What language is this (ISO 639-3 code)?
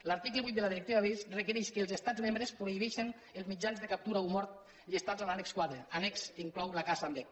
cat